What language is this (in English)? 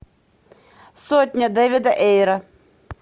Russian